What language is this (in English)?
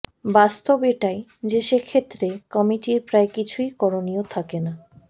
Bangla